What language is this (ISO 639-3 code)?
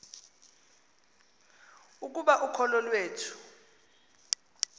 xho